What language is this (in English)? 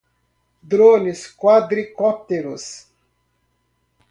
Portuguese